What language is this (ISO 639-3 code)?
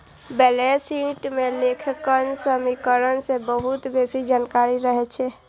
mai